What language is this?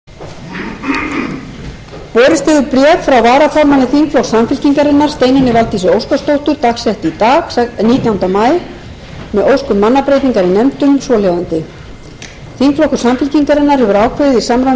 Icelandic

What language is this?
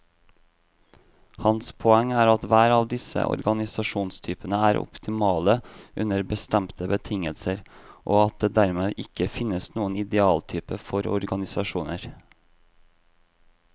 Norwegian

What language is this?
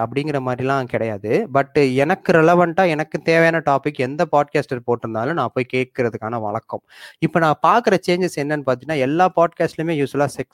Tamil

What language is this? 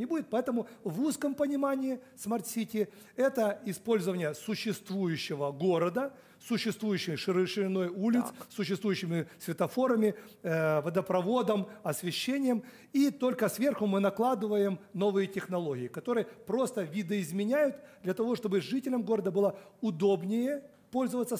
Russian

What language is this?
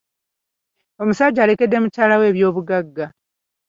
Ganda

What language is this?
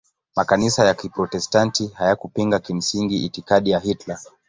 Swahili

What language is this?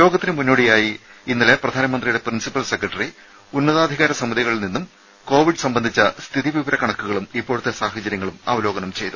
Malayalam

